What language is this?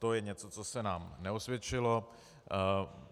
Czech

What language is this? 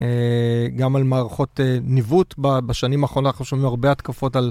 Hebrew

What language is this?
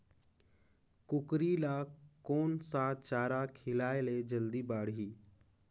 Chhattisgarhi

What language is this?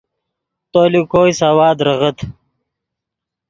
Yidgha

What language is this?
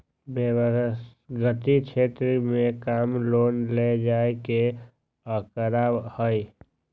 Magahi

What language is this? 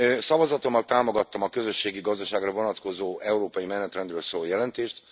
Hungarian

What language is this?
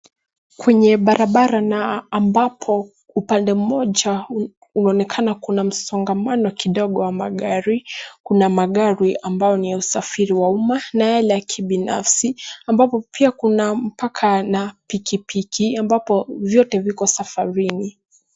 Swahili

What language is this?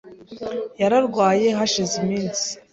Kinyarwanda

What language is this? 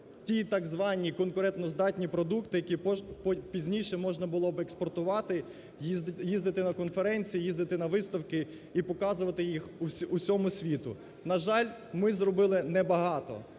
Ukrainian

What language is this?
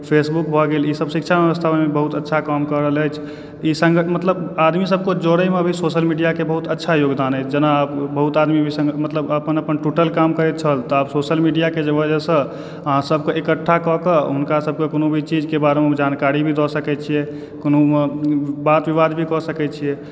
Maithili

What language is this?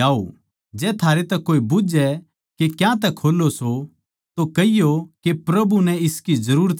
Haryanvi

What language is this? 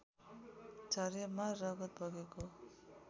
Nepali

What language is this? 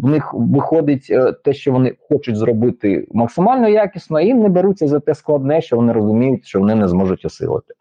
Ukrainian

